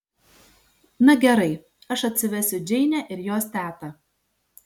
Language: Lithuanian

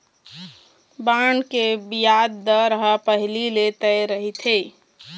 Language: Chhattisgarhi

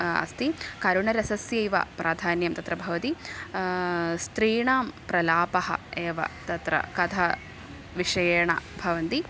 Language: Sanskrit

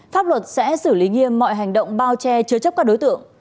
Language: Vietnamese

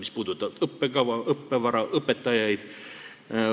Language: Estonian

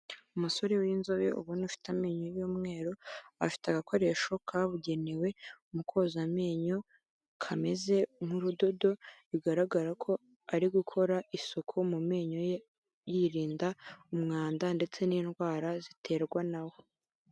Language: Kinyarwanda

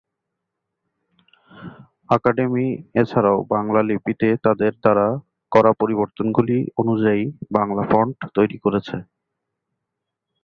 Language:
Bangla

